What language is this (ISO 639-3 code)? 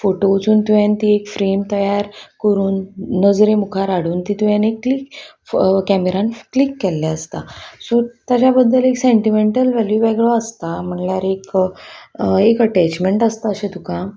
kok